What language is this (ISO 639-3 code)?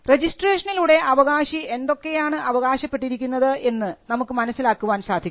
mal